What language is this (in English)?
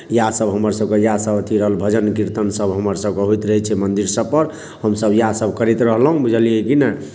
Maithili